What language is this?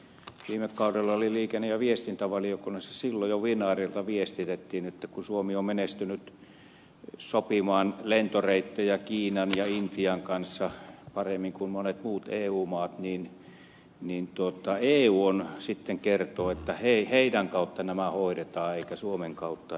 Finnish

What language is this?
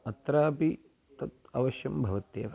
Sanskrit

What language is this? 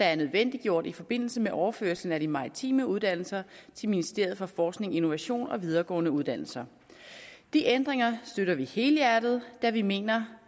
Danish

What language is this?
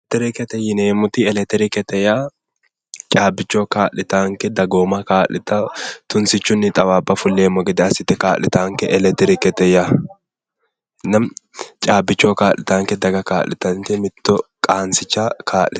Sidamo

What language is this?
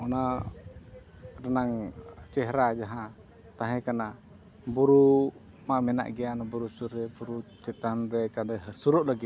Santali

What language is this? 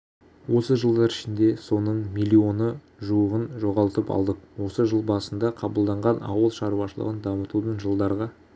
Kazakh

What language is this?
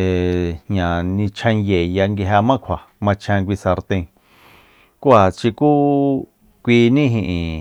Soyaltepec Mazatec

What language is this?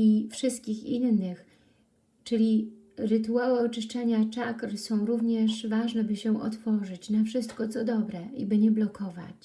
Polish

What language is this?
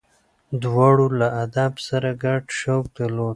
Pashto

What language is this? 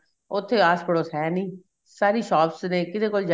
Punjabi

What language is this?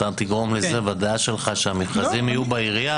Hebrew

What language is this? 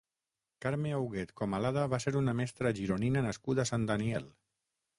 Catalan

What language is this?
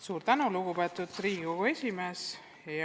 Estonian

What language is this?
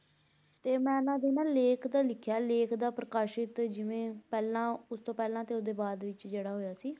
Punjabi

